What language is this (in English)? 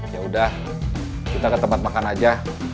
Indonesian